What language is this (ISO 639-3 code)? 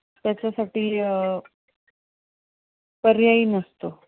mar